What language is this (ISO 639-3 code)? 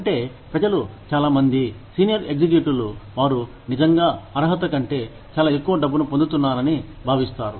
tel